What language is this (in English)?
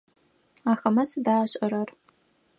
Adyghe